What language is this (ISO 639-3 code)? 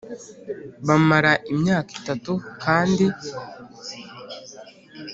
kin